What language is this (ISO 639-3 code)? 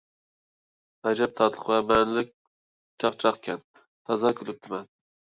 uig